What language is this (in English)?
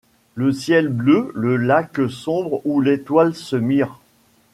French